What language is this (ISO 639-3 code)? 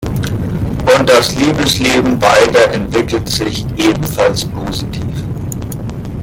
deu